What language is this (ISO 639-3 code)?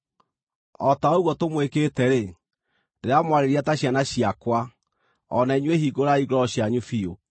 kik